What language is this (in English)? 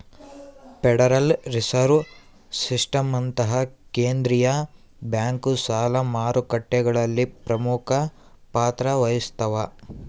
Kannada